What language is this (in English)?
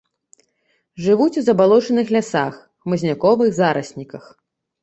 Belarusian